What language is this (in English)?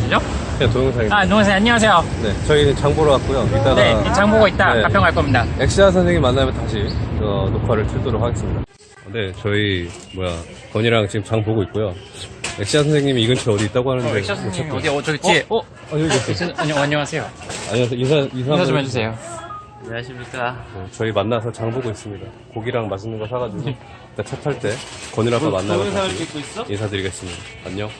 Korean